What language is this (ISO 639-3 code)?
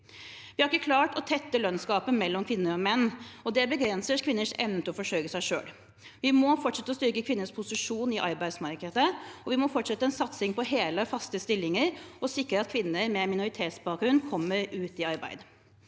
nor